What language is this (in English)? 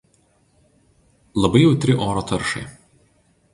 Lithuanian